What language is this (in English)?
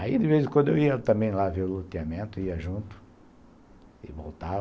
Portuguese